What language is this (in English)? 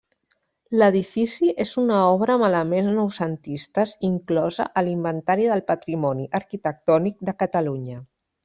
Catalan